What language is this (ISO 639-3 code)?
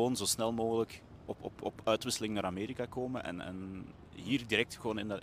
nld